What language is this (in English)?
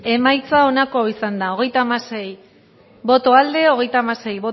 Basque